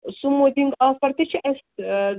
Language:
Kashmiri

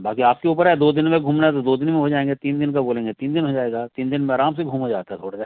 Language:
Hindi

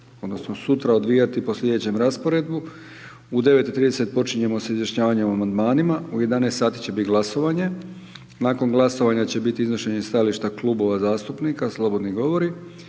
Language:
Croatian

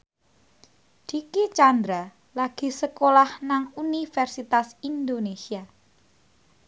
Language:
Javanese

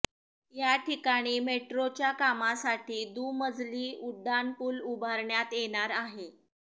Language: Marathi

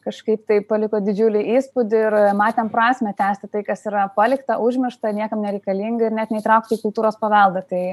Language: Lithuanian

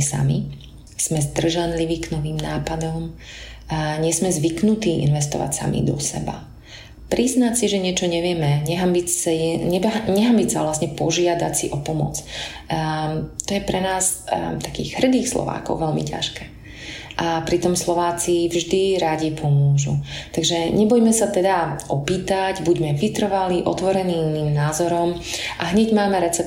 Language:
Slovak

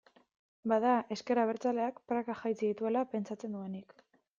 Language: Basque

